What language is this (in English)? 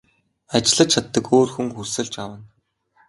Mongolian